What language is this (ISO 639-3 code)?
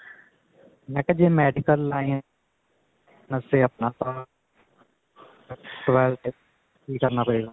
pan